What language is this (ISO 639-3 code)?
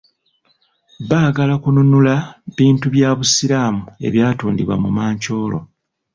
lug